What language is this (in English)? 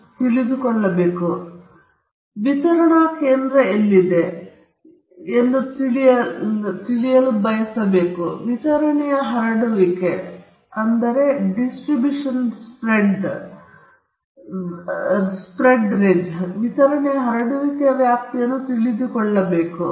Kannada